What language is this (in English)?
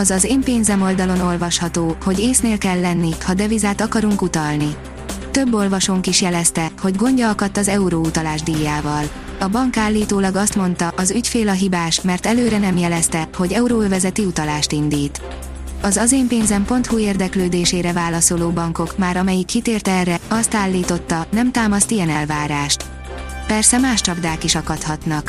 Hungarian